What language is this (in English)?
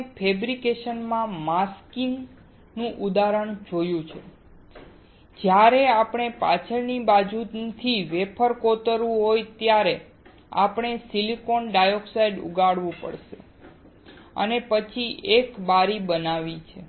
Gujarati